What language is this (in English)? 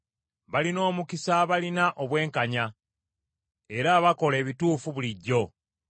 Ganda